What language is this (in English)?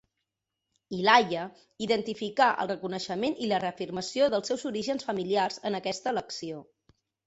Catalan